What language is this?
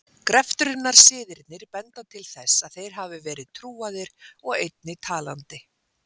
Icelandic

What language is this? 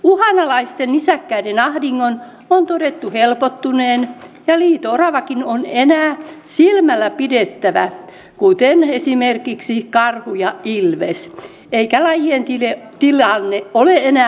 Finnish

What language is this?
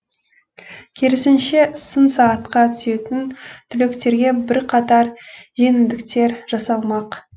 Kazakh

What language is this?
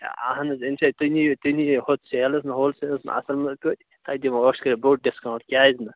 Kashmiri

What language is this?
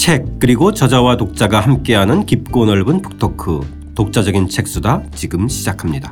Korean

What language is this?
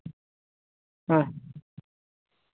Santali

